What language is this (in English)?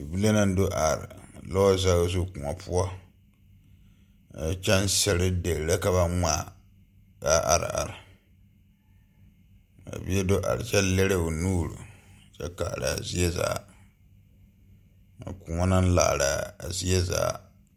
Southern Dagaare